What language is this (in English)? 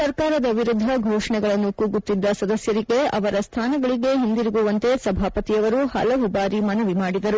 Kannada